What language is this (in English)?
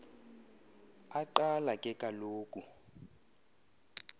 Xhosa